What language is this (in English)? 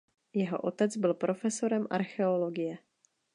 Czech